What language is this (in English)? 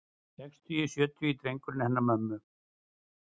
Icelandic